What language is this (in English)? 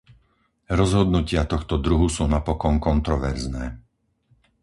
Slovak